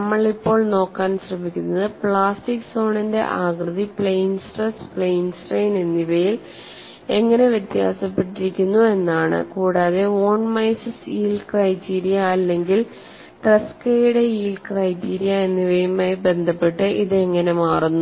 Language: Malayalam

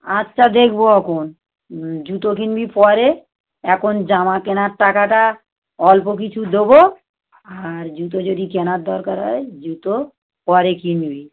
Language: Bangla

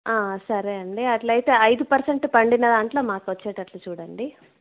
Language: Telugu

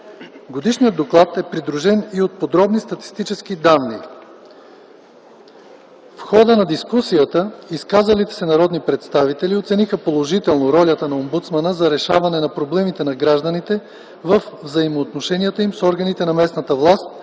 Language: Bulgarian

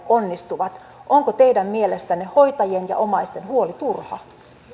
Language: Finnish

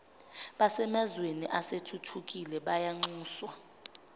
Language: Zulu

